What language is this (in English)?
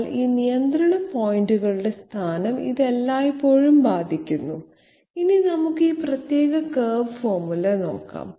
Malayalam